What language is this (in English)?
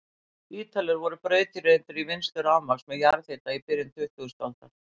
Icelandic